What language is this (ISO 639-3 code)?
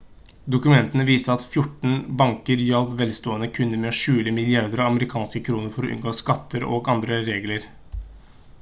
nob